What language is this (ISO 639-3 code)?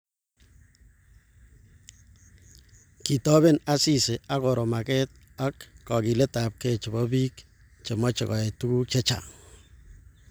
kln